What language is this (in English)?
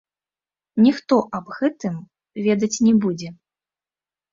Belarusian